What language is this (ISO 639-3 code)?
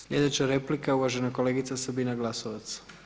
hrv